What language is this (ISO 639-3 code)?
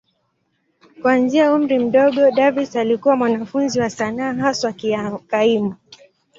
swa